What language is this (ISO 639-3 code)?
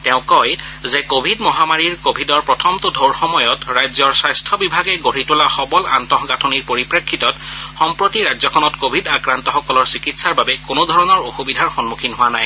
asm